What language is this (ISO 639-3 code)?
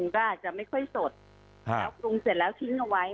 tha